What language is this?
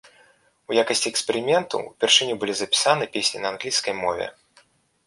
Belarusian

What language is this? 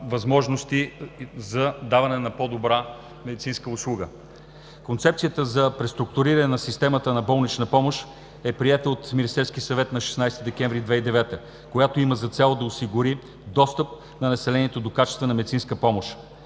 Bulgarian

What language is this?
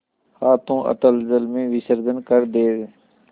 Hindi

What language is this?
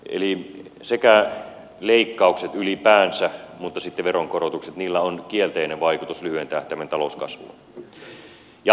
Finnish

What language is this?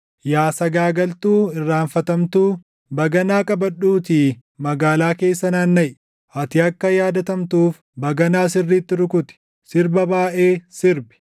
Oromo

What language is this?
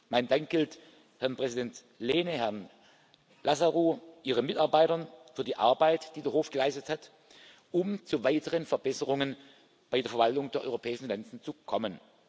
German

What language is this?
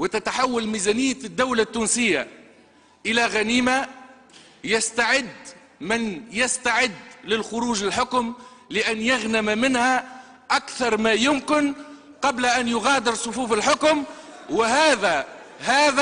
Arabic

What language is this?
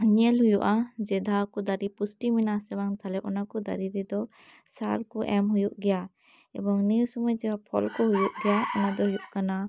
Santali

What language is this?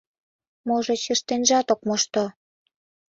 Mari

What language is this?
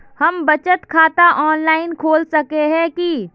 Magahi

